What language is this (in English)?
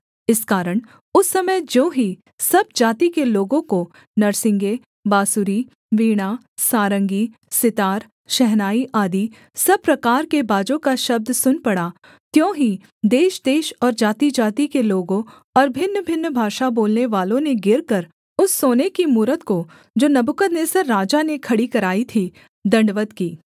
Hindi